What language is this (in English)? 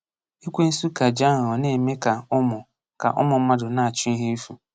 Igbo